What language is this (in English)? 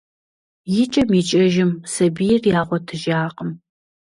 Kabardian